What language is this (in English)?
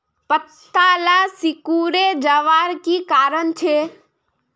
Magahi